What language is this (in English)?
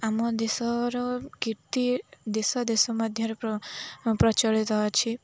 Odia